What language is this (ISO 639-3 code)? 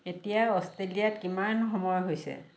asm